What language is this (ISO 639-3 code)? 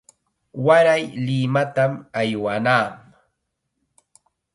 qxa